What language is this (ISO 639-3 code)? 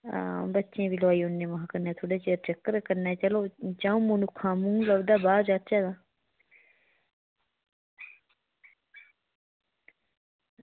doi